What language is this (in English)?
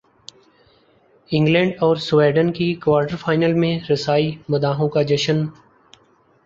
Urdu